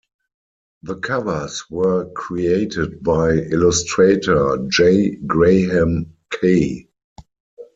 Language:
English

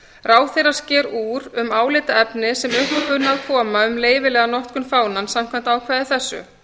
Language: Icelandic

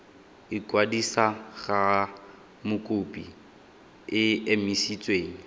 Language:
Tswana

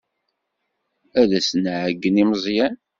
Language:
Kabyle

